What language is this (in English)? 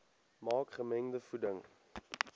Afrikaans